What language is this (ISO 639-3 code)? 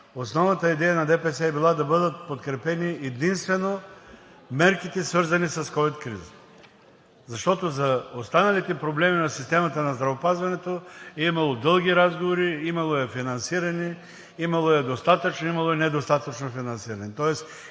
bul